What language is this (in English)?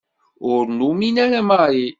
Kabyle